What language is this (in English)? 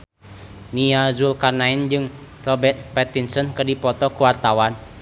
Sundanese